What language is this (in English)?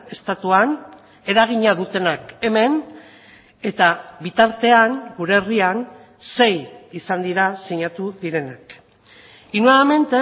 Basque